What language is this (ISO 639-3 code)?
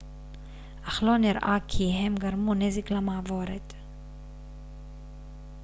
heb